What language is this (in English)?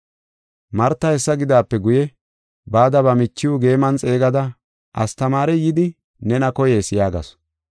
Gofa